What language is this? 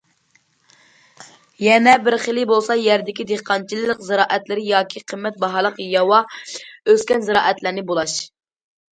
Uyghur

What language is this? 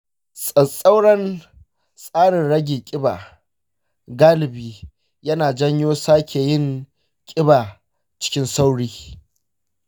Hausa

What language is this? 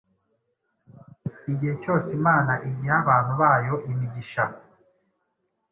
Kinyarwanda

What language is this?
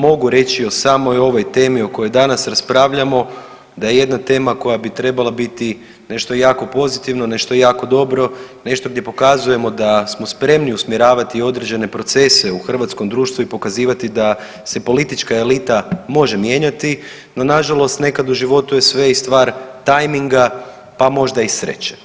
Croatian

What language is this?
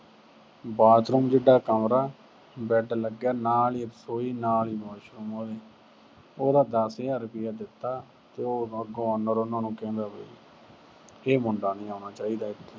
Punjabi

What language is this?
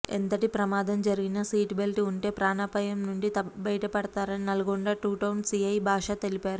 Telugu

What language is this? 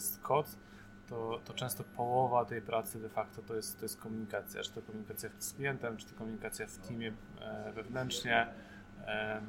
Polish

